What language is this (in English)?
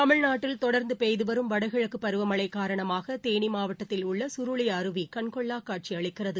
Tamil